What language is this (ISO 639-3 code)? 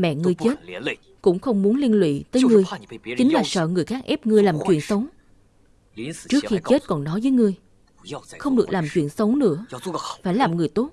vie